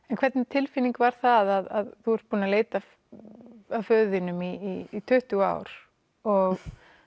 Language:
Icelandic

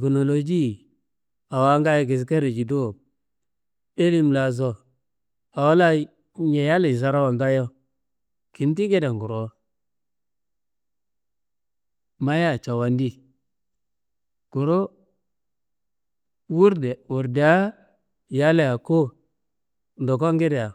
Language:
Kanembu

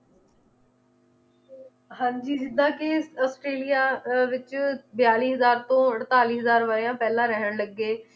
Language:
Punjabi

